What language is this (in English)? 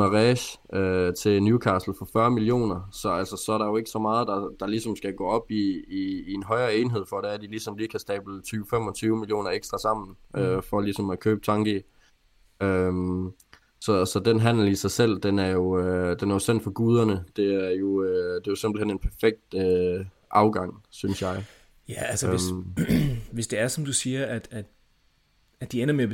Danish